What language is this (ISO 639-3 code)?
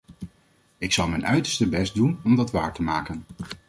nld